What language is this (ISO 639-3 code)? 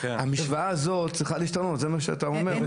heb